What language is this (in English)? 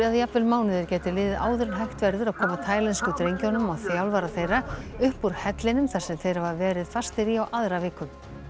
Icelandic